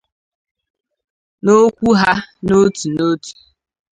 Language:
Igbo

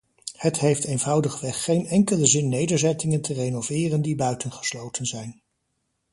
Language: Dutch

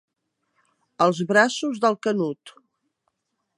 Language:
Catalan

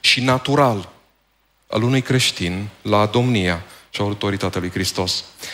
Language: Romanian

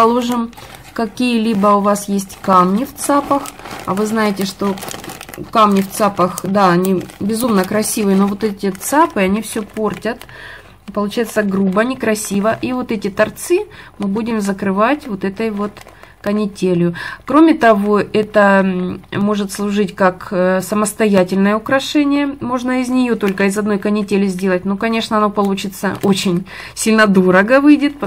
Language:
Russian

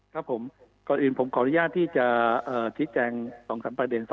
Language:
Thai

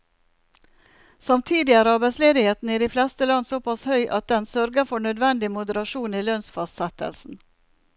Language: Norwegian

